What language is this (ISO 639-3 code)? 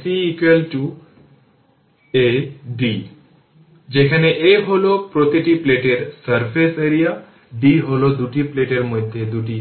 ben